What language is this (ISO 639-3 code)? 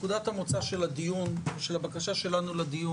heb